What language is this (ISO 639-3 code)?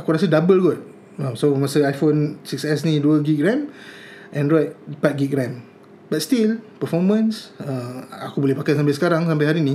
msa